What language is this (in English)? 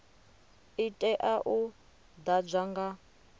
Venda